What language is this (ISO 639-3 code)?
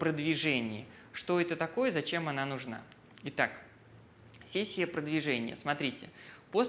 rus